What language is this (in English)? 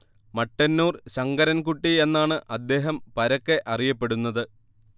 Malayalam